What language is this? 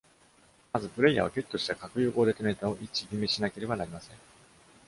Japanese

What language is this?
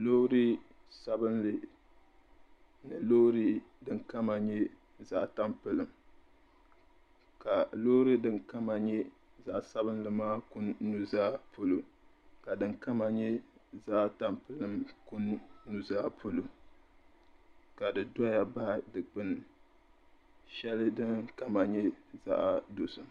Dagbani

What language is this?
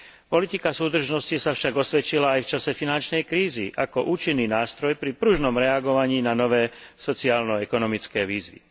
Slovak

